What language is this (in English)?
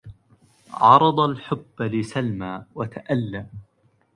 Arabic